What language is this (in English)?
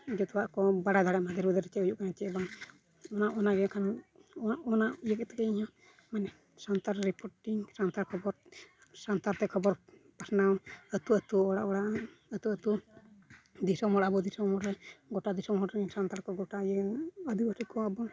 Santali